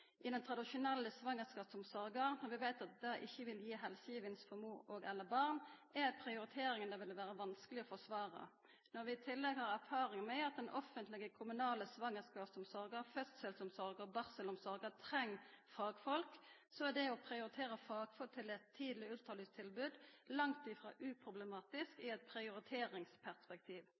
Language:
Norwegian Nynorsk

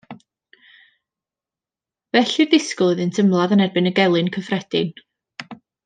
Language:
Welsh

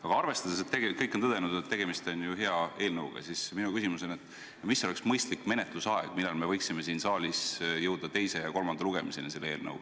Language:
Estonian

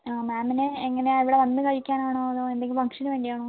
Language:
Malayalam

